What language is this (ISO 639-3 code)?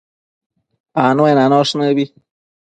mcf